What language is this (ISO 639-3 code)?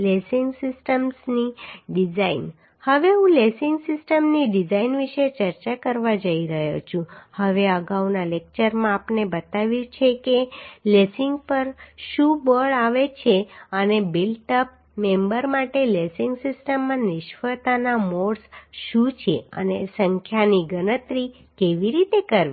guj